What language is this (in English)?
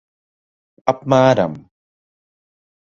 Latvian